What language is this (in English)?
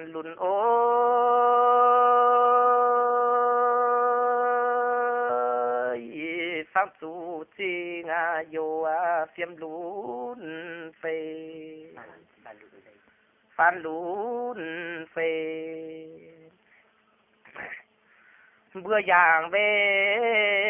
Indonesian